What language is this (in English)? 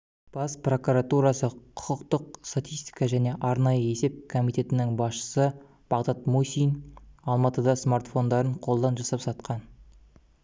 Kazakh